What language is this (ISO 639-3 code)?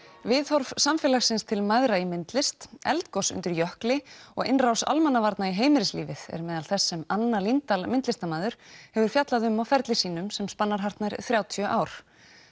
isl